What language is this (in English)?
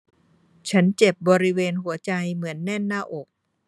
Thai